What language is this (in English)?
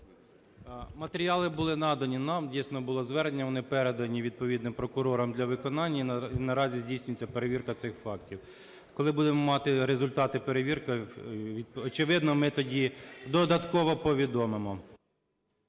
Ukrainian